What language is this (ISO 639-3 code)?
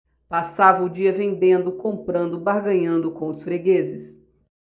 por